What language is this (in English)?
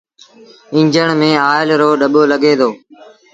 Sindhi Bhil